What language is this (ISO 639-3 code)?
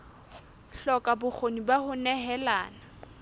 sot